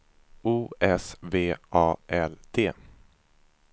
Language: Swedish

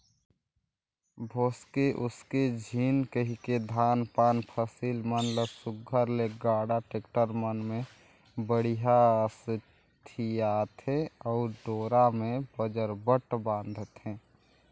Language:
Chhattisgarhi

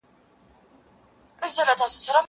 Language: Pashto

